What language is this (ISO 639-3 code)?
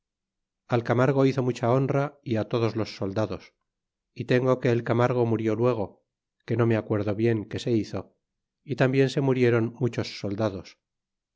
spa